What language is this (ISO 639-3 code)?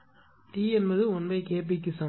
tam